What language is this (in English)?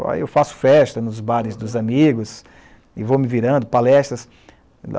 Portuguese